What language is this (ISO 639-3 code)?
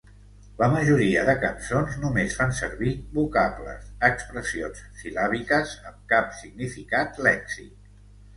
cat